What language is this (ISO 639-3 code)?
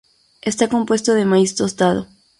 spa